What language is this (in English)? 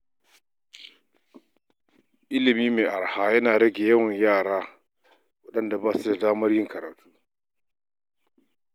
Hausa